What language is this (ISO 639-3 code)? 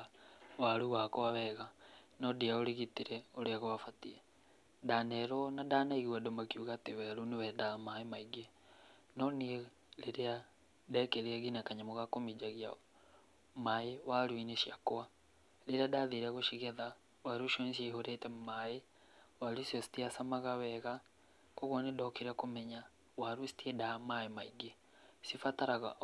kik